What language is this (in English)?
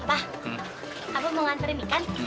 Indonesian